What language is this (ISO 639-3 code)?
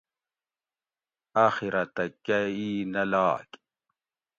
gwc